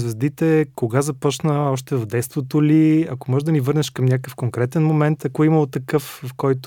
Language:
Bulgarian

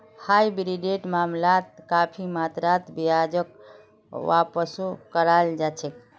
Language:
Magahi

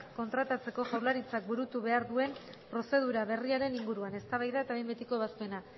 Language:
Basque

